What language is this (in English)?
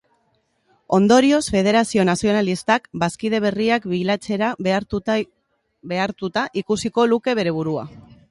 Basque